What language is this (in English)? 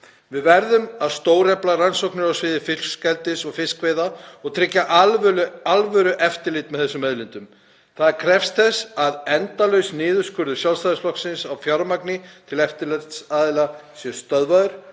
Icelandic